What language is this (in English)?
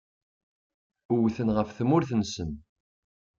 Kabyle